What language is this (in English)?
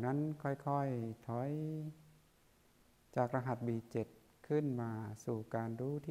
Thai